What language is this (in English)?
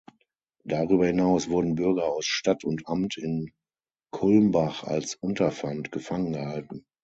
German